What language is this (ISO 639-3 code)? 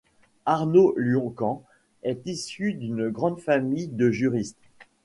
fra